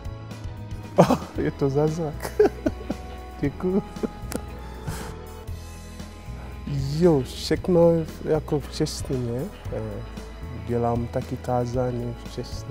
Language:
Czech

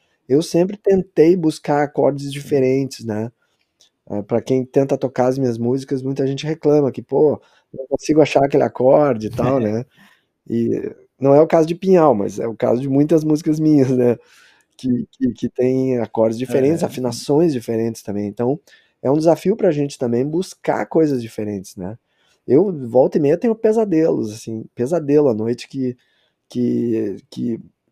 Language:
Portuguese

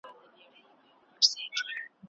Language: Pashto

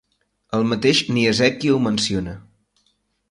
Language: Catalan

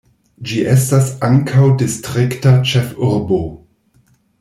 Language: Esperanto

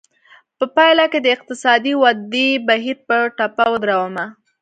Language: Pashto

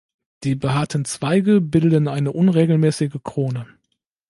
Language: German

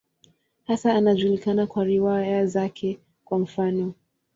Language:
Swahili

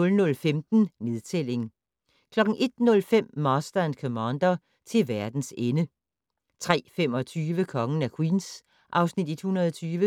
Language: Danish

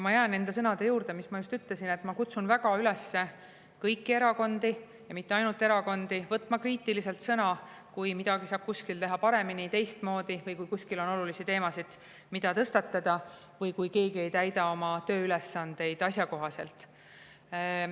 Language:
Estonian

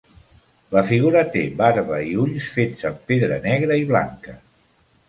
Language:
Catalan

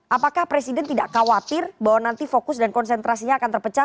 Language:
Indonesian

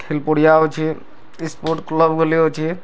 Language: Odia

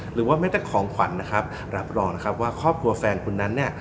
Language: Thai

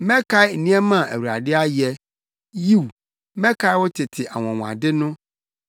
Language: Akan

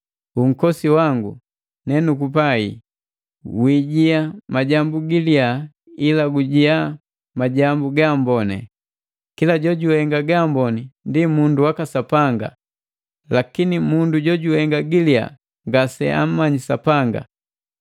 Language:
Matengo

